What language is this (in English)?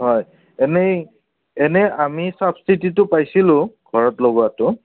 Assamese